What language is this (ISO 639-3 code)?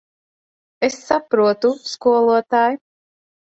lav